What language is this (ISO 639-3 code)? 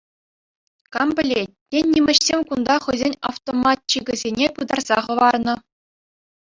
chv